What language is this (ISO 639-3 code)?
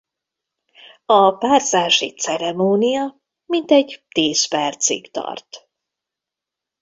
hun